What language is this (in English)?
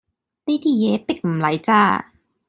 Cantonese